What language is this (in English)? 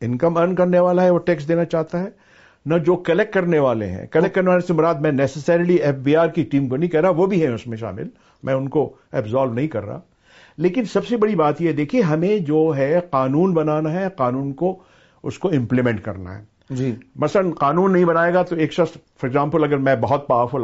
Urdu